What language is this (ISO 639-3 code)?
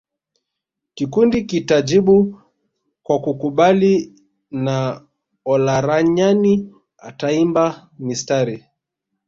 swa